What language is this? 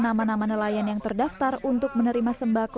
Indonesian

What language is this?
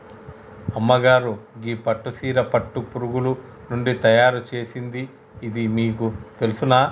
Telugu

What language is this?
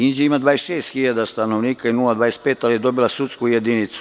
Serbian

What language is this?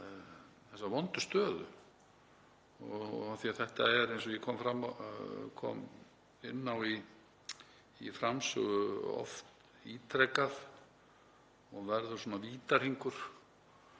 Icelandic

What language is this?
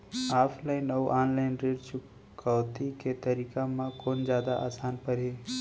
Chhattisgarhi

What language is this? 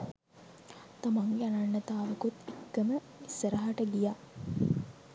Sinhala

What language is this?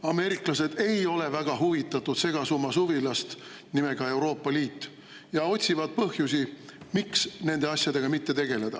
Estonian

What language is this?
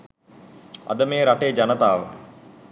Sinhala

